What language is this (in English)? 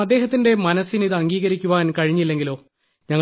Malayalam